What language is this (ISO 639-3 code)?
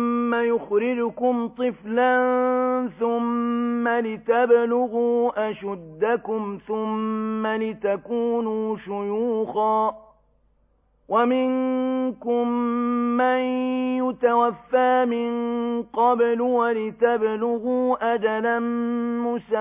ara